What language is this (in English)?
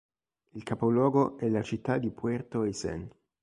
Italian